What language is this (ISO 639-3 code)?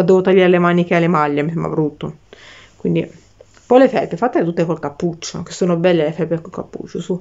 ita